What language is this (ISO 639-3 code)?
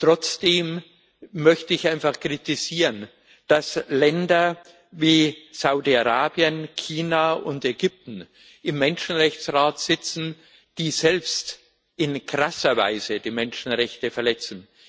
deu